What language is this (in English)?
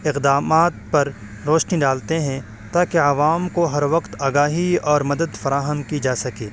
Urdu